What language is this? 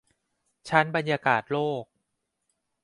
Thai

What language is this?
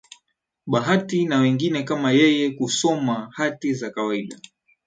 Swahili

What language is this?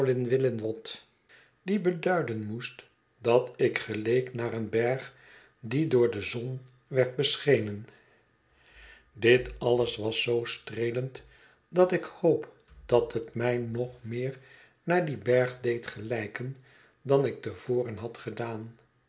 Dutch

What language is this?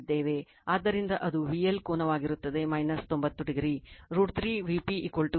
Kannada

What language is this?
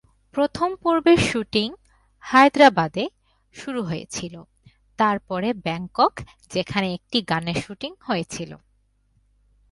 Bangla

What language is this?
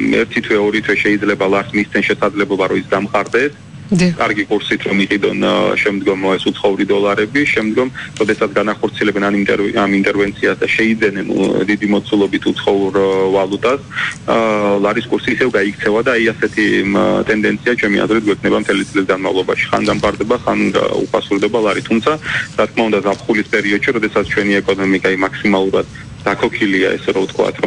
Romanian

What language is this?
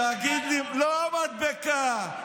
Hebrew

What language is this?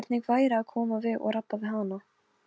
Icelandic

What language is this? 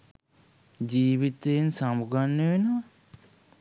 Sinhala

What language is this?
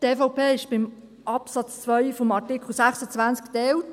Swiss German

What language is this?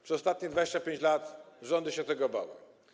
Polish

